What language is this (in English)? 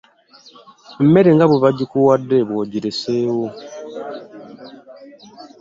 Ganda